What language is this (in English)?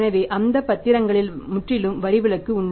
Tamil